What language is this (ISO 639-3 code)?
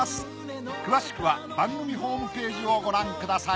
jpn